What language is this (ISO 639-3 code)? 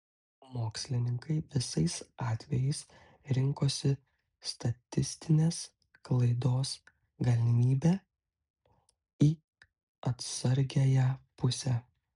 lit